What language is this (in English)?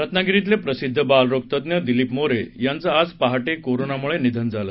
Marathi